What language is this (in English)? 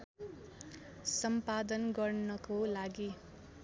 Nepali